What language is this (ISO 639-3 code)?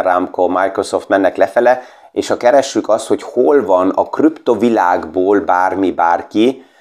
hun